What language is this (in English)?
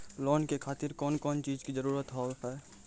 Maithili